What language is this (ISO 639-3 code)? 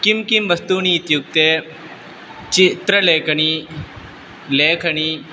san